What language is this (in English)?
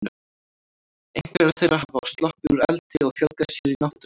Icelandic